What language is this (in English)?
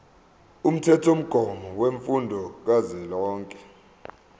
Zulu